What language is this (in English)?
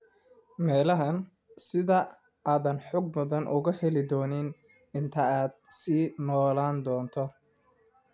Somali